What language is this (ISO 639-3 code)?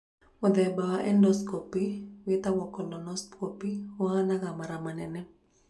kik